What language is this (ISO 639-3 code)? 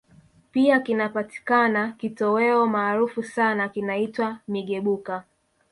swa